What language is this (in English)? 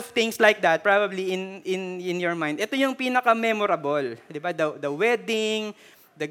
Filipino